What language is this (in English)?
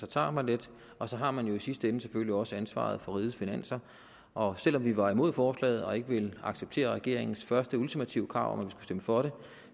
Danish